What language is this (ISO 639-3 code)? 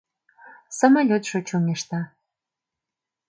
chm